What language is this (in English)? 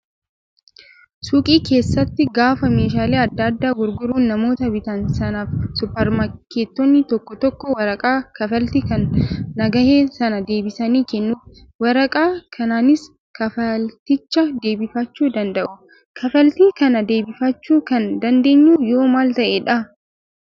Oromo